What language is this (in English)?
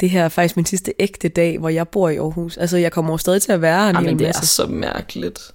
Danish